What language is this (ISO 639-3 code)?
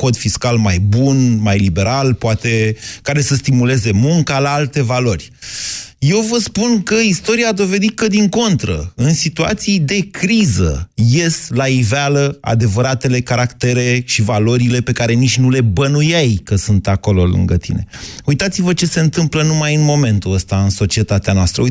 ron